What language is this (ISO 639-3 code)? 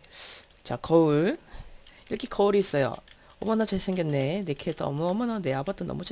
kor